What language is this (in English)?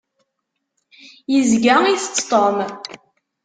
Kabyle